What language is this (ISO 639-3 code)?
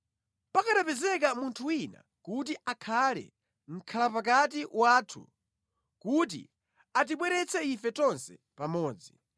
nya